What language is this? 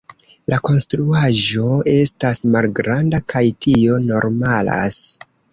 Esperanto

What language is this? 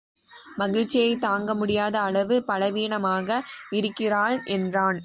Tamil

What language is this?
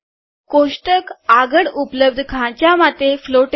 Gujarati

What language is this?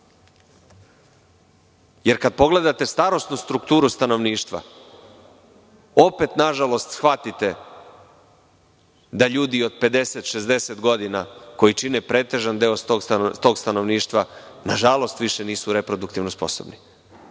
Serbian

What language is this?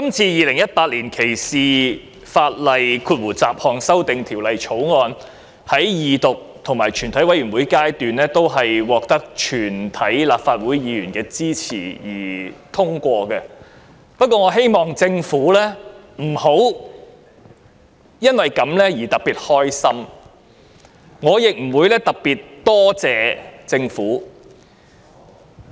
Cantonese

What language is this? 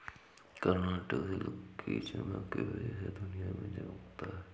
Hindi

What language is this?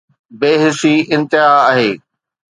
Sindhi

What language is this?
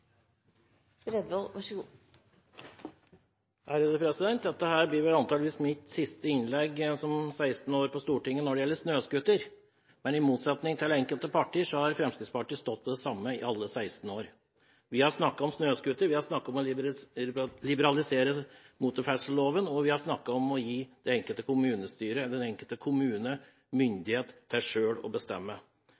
Norwegian Bokmål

